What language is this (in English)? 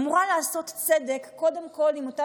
Hebrew